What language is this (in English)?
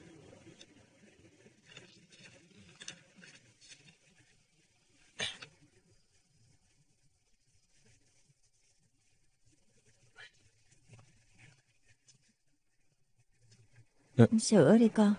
Vietnamese